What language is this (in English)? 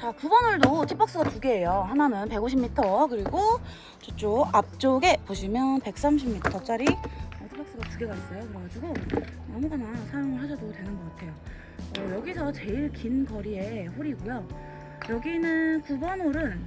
Korean